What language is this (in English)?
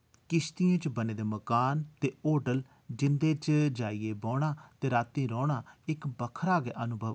Dogri